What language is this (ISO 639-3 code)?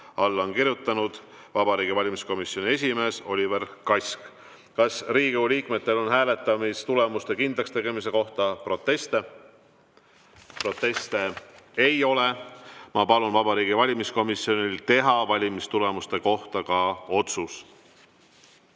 est